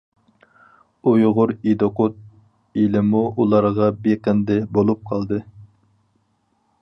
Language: Uyghur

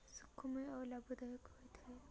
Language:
Odia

